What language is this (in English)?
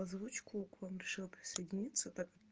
Russian